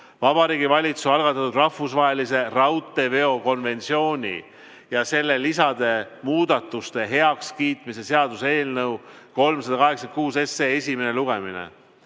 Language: Estonian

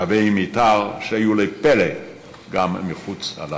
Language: Hebrew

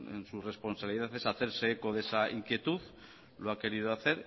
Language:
Spanish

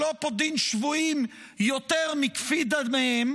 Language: Hebrew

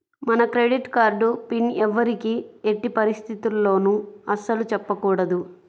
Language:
Telugu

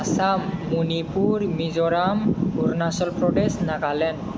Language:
Bodo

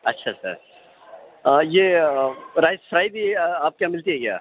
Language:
Urdu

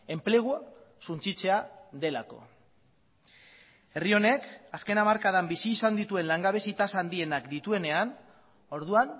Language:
Basque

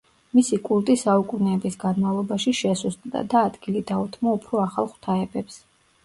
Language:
Georgian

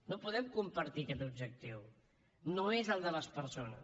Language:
Catalan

